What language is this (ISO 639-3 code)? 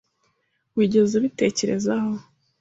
kin